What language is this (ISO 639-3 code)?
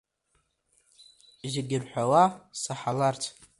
abk